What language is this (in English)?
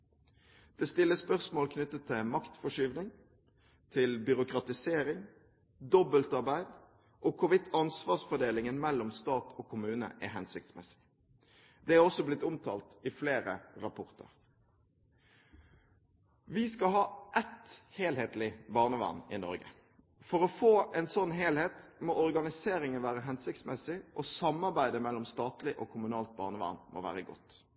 Norwegian Bokmål